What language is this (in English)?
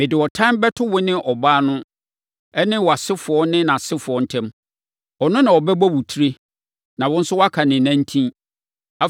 Akan